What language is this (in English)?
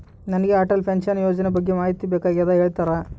Kannada